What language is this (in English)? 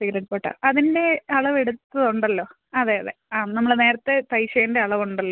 Malayalam